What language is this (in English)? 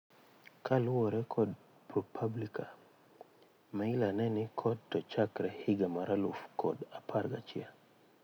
Luo (Kenya and Tanzania)